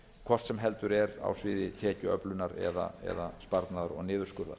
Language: Icelandic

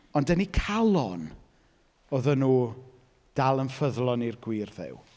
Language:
Welsh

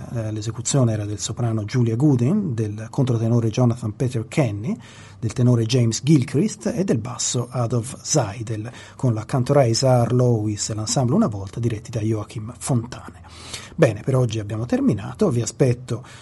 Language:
Italian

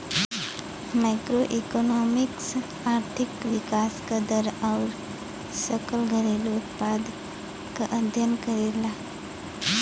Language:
Bhojpuri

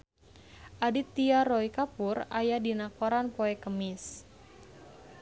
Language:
Sundanese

